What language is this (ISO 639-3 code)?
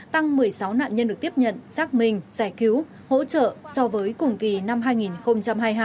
vie